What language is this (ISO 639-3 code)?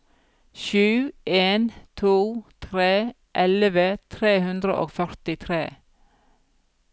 nor